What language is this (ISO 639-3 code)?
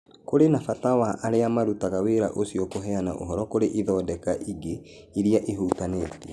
kik